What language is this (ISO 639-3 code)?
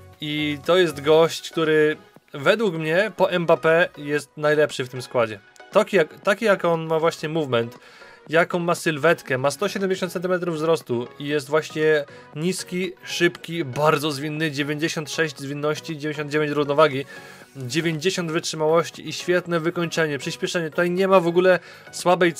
pol